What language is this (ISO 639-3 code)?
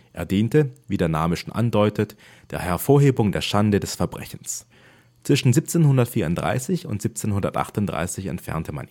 deu